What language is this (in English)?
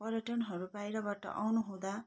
Nepali